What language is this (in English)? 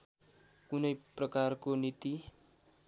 Nepali